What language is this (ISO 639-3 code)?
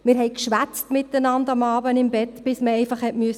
gsw